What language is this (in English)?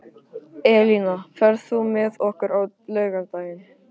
Icelandic